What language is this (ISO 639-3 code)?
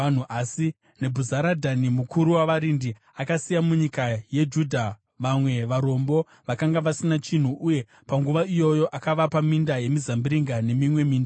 sna